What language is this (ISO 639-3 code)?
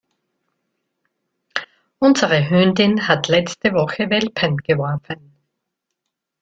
deu